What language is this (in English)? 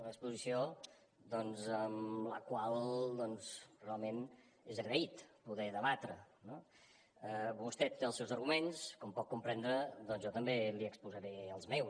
Catalan